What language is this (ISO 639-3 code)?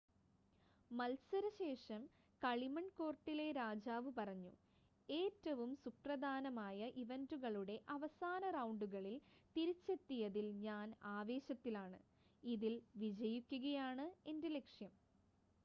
mal